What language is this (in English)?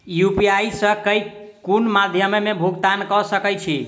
Maithili